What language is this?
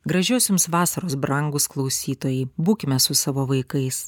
Lithuanian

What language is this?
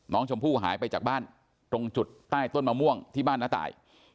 Thai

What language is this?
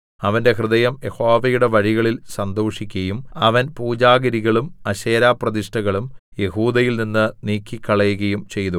Malayalam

